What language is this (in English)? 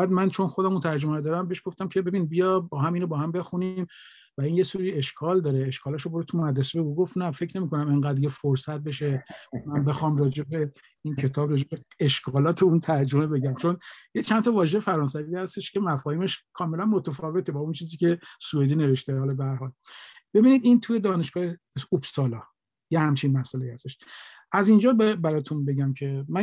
Persian